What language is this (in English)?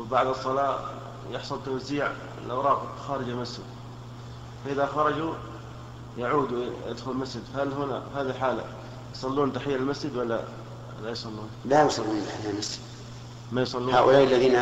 Arabic